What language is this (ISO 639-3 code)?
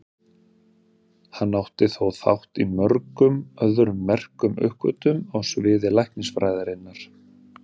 isl